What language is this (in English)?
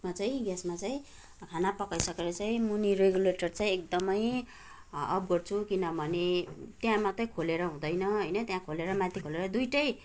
Nepali